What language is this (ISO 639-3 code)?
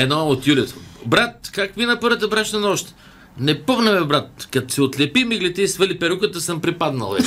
bul